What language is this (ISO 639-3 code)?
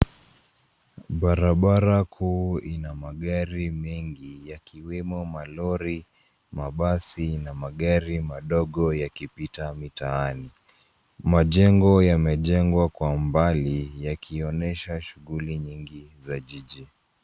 swa